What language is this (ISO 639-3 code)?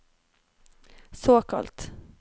nor